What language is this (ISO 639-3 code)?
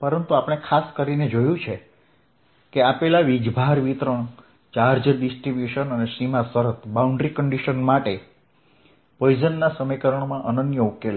guj